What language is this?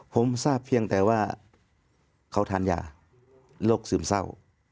Thai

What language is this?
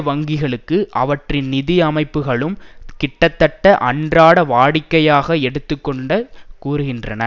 Tamil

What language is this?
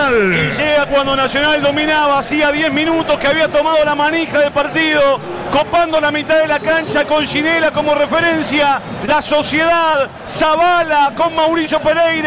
Spanish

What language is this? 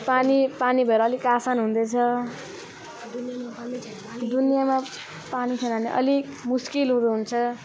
Nepali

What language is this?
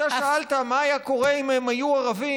Hebrew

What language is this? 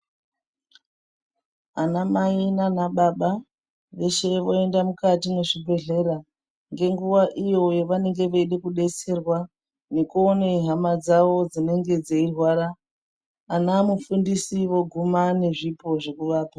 Ndau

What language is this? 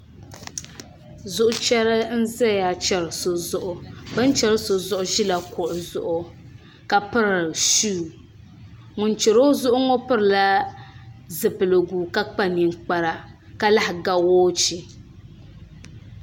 Dagbani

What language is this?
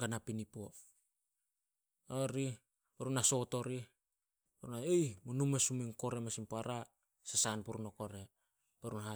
Solos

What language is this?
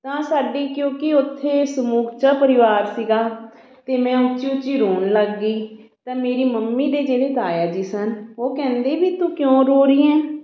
Punjabi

